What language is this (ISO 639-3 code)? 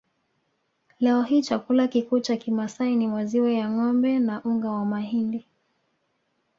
swa